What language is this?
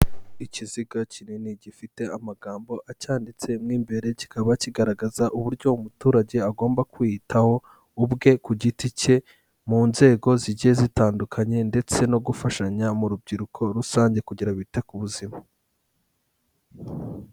Kinyarwanda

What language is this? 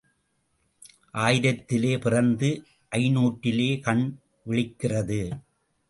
Tamil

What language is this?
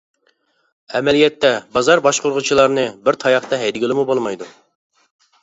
Uyghur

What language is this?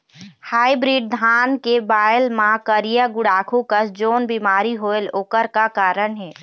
Chhattisgarhi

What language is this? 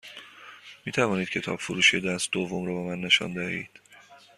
Persian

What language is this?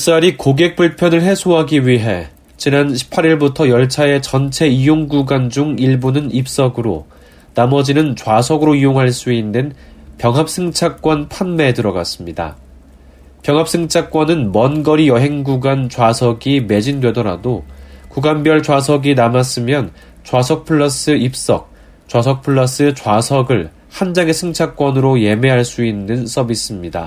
Korean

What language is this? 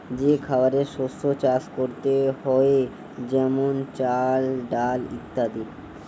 Bangla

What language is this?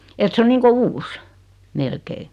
Finnish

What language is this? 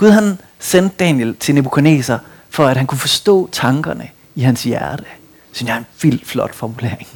Danish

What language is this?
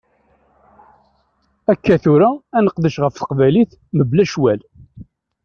Kabyle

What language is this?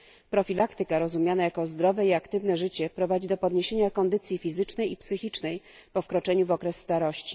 Polish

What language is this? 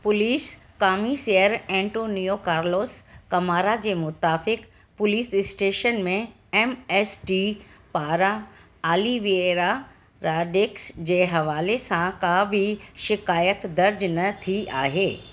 Sindhi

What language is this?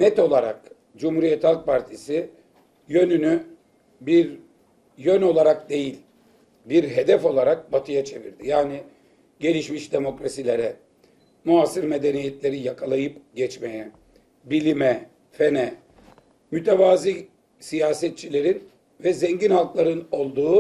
Turkish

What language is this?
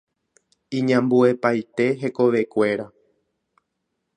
Guarani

